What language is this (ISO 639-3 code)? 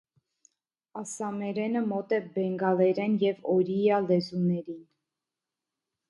hye